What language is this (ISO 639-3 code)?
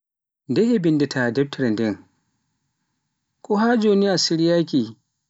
fuf